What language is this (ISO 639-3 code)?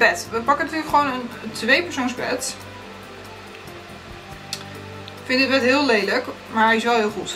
nld